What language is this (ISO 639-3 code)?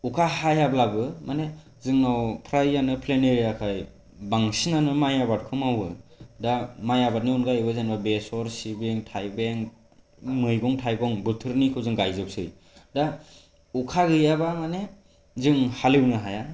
brx